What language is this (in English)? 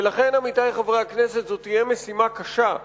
Hebrew